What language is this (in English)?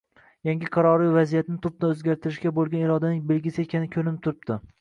Uzbek